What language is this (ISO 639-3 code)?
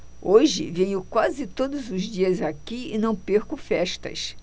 por